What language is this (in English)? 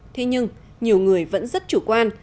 Vietnamese